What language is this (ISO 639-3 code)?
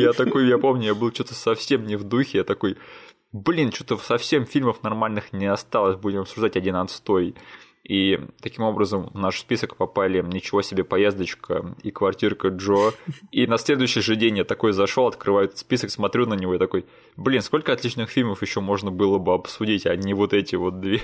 rus